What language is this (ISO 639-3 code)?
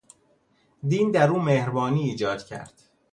fas